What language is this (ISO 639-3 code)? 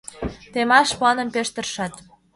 chm